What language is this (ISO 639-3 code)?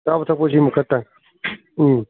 mni